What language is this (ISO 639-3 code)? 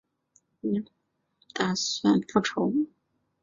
zho